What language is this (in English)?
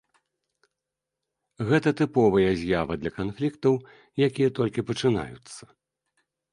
Belarusian